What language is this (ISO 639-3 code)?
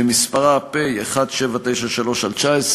heb